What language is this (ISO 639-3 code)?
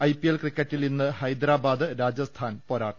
mal